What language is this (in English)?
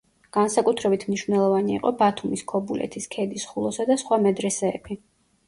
Georgian